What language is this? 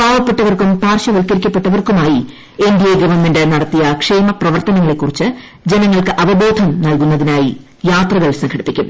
Malayalam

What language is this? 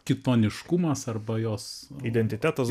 Lithuanian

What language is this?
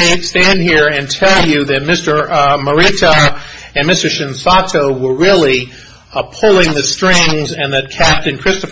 English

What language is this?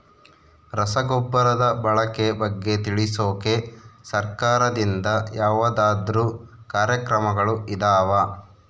Kannada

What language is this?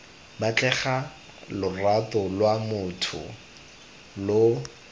Tswana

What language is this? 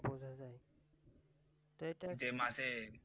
Bangla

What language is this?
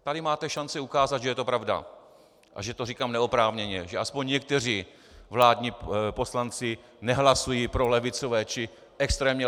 Czech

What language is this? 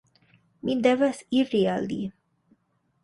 Esperanto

